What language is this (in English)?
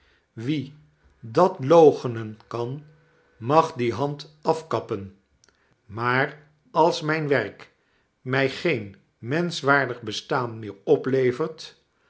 Dutch